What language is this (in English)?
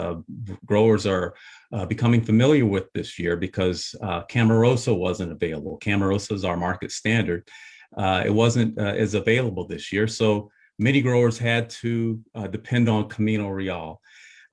English